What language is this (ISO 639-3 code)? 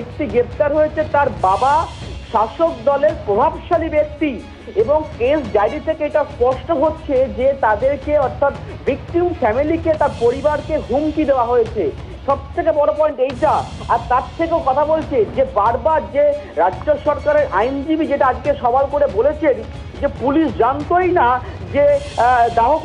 tur